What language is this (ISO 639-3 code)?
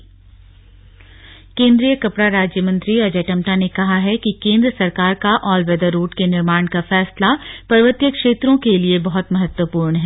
hin